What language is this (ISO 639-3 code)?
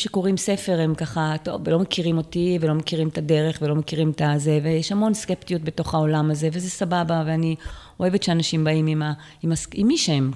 heb